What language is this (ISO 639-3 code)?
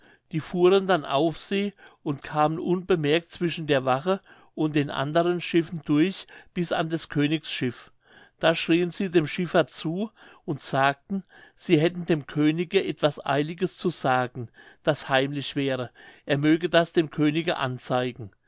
deu